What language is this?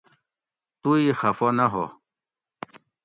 Gawri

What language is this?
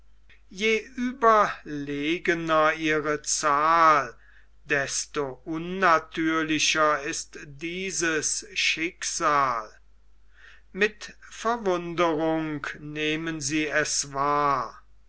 German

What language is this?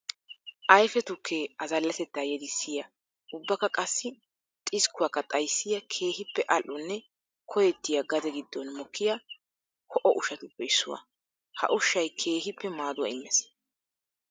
Wolaytta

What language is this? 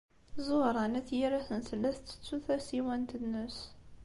Kabyle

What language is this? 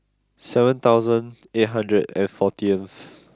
English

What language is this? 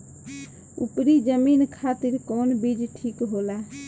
Bhojpuri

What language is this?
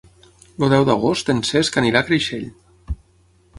Catalan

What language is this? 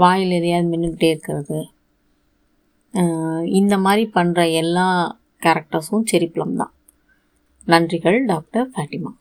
Tamil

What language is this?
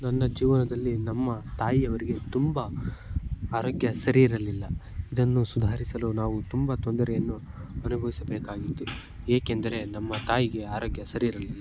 Kannada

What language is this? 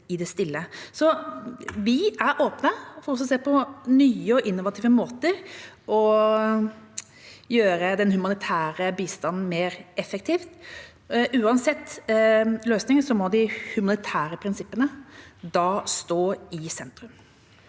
Norwegian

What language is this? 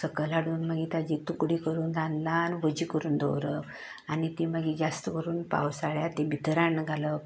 Konkani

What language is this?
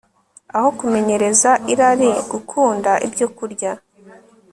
Kinyarwanda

